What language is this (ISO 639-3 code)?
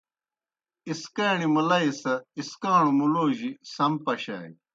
plk